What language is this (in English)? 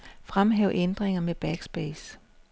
Danish